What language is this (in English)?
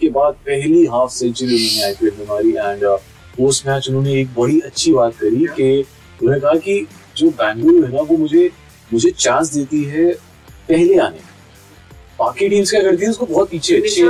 Hindi